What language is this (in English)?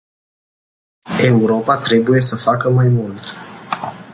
Romanian